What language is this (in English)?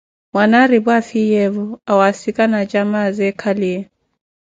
Koti